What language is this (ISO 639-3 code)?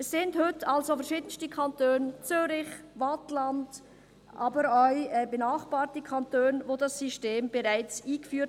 gsw